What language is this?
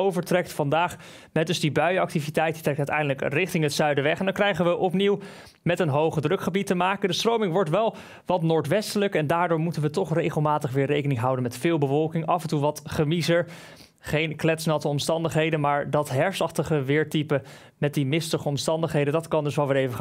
Dutch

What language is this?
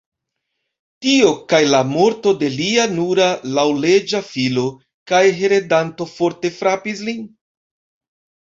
Esperanto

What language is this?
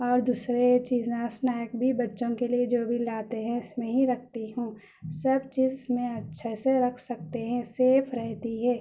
Urdu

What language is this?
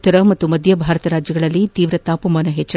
Kannada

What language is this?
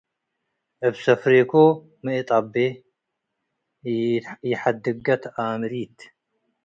Tigre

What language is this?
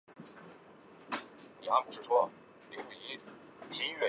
Chinese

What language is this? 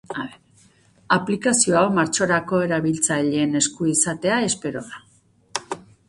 Basque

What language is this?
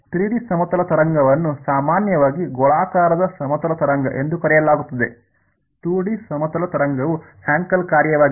Kannada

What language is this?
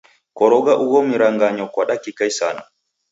Taita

